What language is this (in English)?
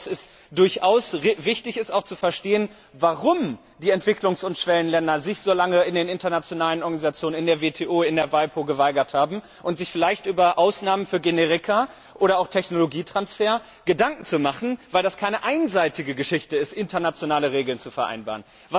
German